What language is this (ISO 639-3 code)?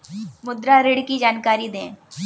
hin